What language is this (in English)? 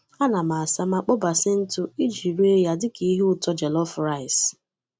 Igbo